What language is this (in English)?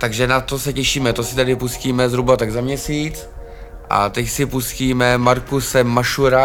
Czech